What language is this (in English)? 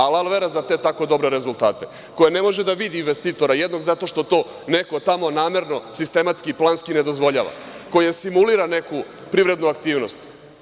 Serbian